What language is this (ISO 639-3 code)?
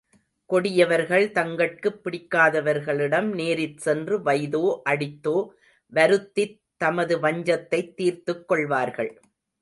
tam